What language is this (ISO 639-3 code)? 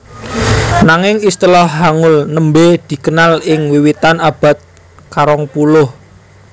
jav